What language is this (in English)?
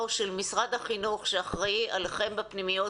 Hebrew